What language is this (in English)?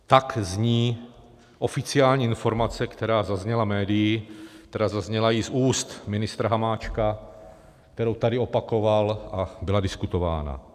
Czech